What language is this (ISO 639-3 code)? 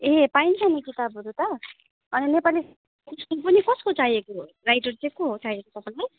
nep